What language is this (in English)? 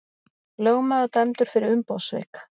Icelandic